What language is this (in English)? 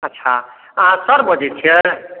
Maithili